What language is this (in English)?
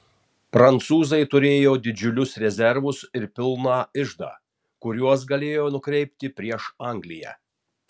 Lithuanian